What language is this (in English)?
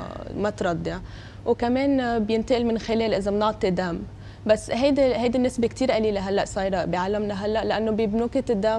Arabic